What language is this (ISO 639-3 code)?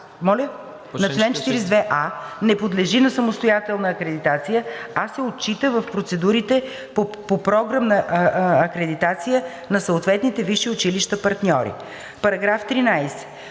bul